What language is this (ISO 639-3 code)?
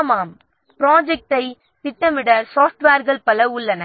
tam